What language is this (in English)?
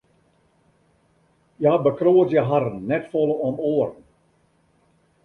Western Frisian